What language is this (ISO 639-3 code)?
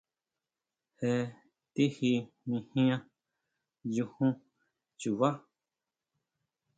mau